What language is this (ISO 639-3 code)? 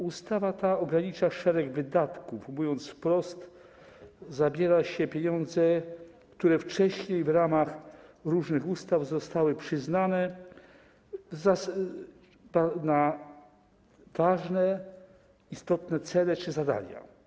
pol